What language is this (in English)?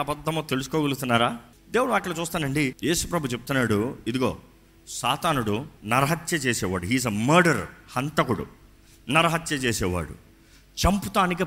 Telugu